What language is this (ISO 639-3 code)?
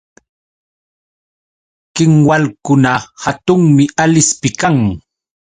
qux